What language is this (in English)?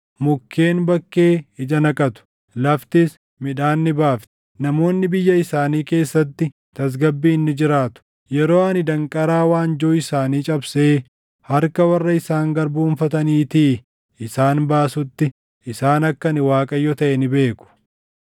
Oromo